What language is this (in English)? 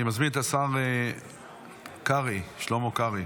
Hebrew